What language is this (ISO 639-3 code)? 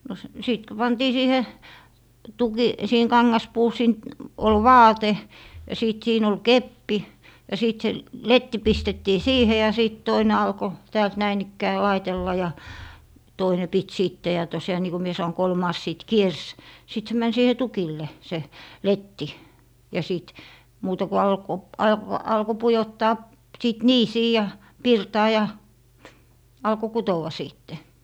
fin